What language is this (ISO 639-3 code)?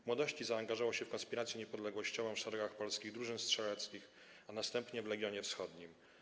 pol